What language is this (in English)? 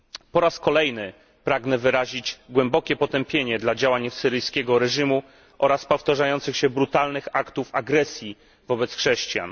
Polish